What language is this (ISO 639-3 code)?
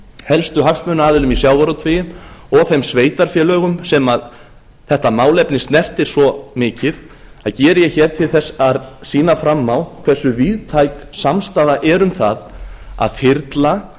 isl